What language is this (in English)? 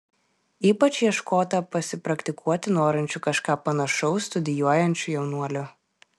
Lithuanian